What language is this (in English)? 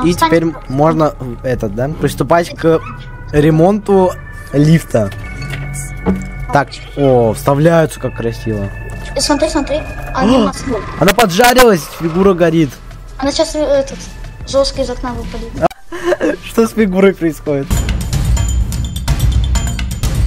Russian